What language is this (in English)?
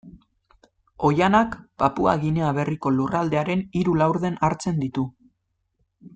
Basque